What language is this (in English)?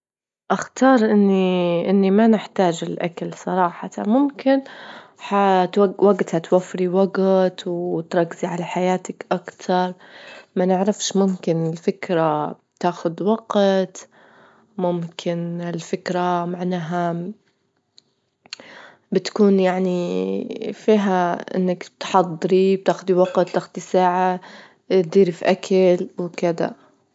Libyan Arabic